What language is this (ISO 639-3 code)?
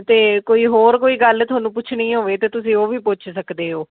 pan